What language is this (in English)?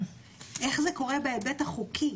Hebrew